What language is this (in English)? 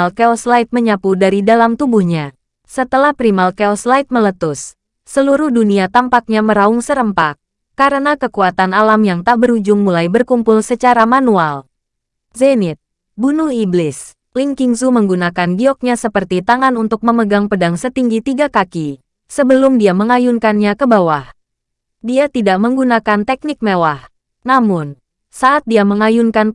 Indonesian